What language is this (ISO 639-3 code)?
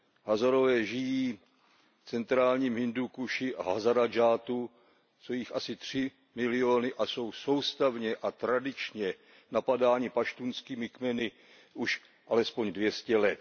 ces